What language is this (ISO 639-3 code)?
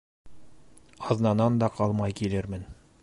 bak